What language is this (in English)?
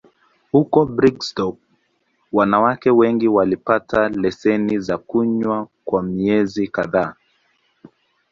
Swahili